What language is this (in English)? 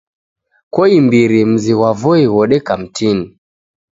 Taita